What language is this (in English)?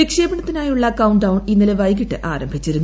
Malayalam